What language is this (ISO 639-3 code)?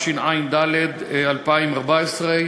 heb